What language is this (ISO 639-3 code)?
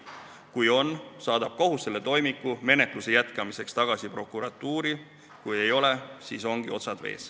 est